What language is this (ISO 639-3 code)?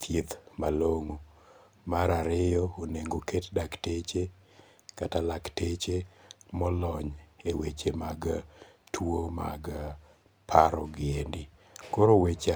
luo